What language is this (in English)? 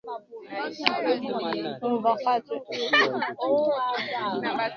Swahili